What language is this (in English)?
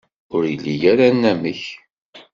Kabyle